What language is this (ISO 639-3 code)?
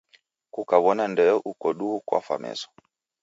dav